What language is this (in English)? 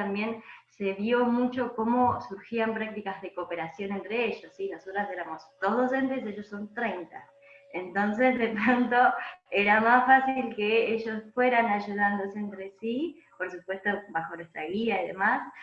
Spanish